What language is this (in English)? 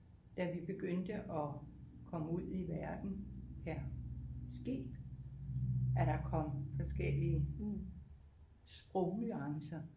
Danish